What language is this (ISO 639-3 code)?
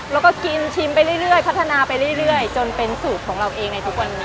tha